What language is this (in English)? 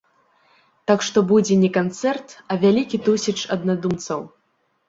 Belarusian